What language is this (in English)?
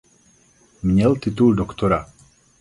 Czech